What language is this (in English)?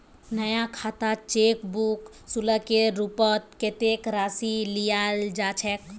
Magahi